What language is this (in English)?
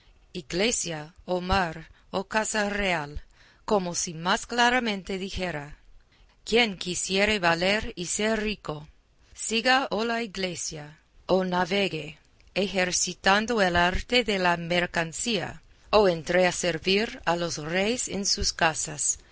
Spanish